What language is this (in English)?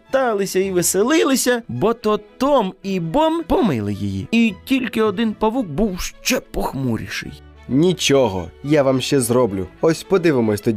Ukrainian